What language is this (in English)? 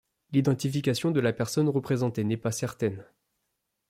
French